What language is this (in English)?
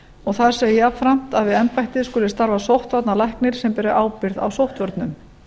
Icelandic